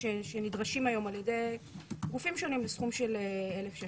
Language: Hebrew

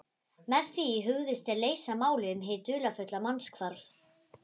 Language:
Icelandic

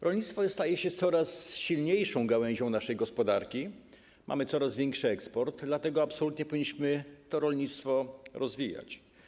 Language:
Polish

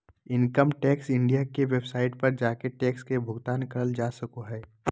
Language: Magahi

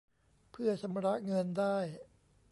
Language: Thai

